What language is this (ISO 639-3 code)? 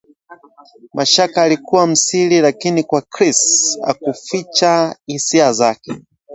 swa